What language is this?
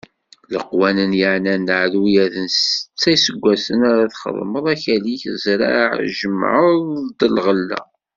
Kabyle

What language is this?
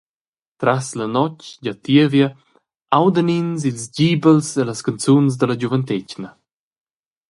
Romansh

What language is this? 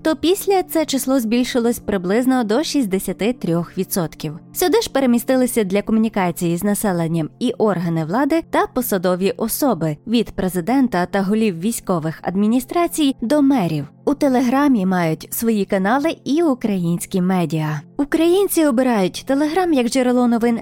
Ukrainian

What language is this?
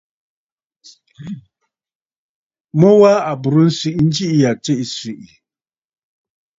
Bafut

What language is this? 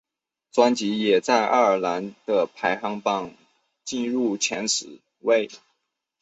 Chinese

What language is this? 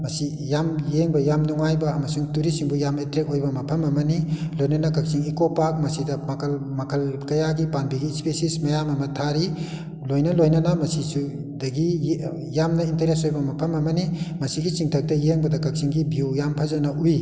Manipuri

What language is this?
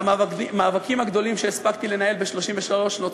Hebrew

